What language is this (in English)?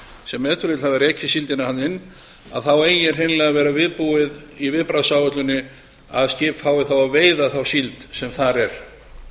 Icelandic